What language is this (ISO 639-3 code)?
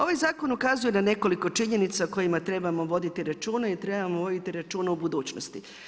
hrv